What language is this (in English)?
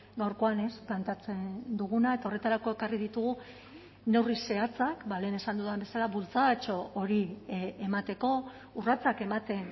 Basque